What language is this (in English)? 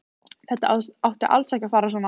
Icelandic